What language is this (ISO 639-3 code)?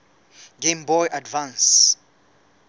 sot